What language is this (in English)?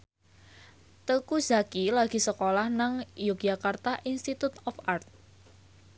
Javanese